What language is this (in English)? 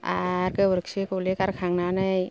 Bodo